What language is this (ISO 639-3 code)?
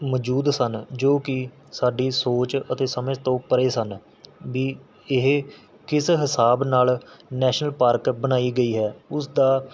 pan